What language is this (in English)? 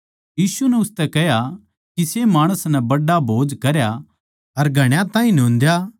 Haryanvi